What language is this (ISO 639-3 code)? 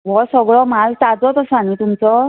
kok